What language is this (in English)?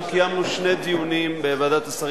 Hebrew